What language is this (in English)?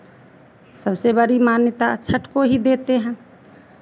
Hindi